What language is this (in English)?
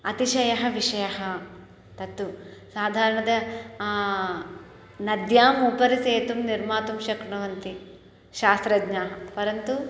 Sanskrit